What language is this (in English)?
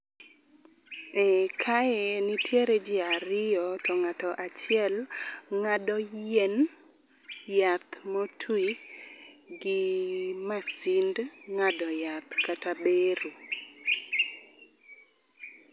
Luo (Kenya and Tanzania)